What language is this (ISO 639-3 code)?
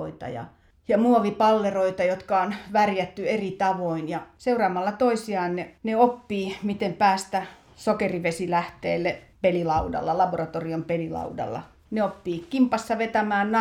fin